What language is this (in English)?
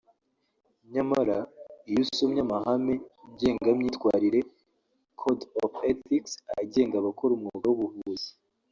Kinyarwanda